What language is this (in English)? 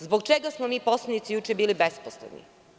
Serbian